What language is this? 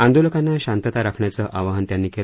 Marathi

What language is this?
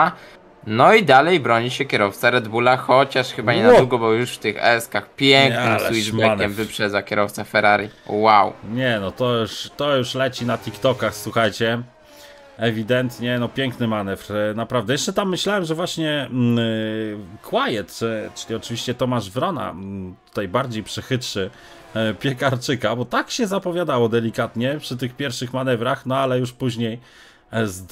Polish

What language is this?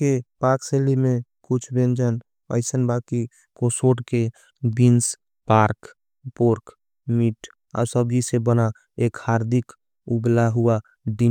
Angika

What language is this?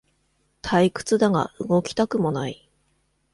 Japanese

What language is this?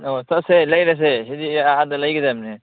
Manipuri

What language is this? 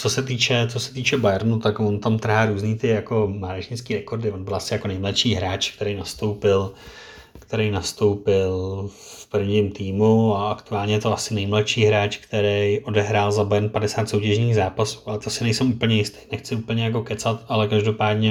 Czech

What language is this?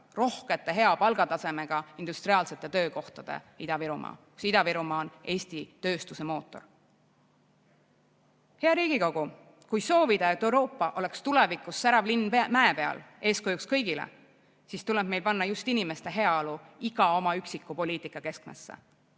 Estonian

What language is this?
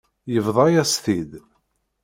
Kabyle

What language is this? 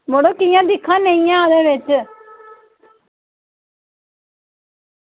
Dogri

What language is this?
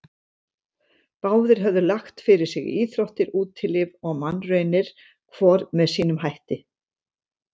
Icelandic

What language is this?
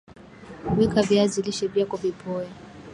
Swahili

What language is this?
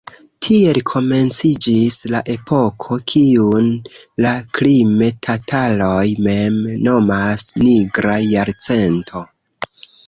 Esperanto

